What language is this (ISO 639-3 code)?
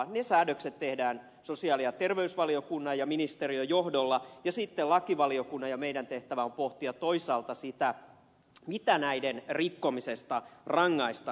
fin